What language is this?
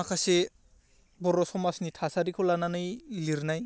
Bodo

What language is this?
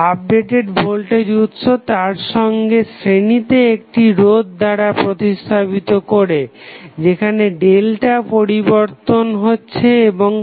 Bangla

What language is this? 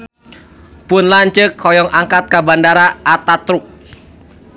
Sundanese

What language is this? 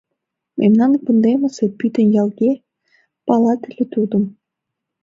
Mari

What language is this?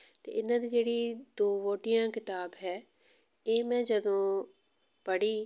Punjabi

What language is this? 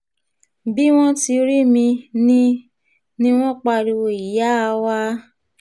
Yoruba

